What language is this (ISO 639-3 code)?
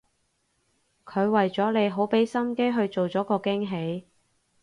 yue